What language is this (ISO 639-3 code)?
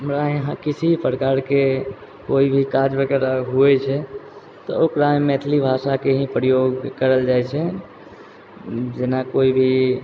mai